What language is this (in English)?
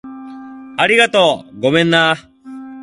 Japanese